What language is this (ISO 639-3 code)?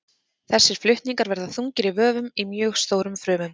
isl